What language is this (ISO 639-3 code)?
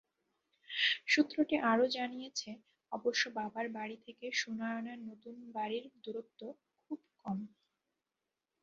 ben